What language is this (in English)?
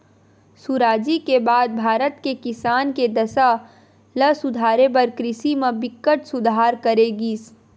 Chhattisgarhi